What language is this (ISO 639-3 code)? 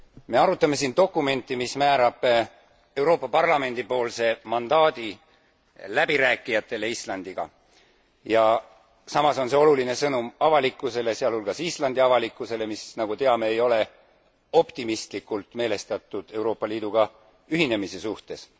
est